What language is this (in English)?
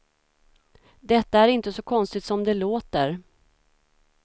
Swedish